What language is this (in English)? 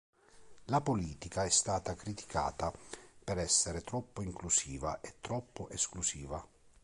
Italian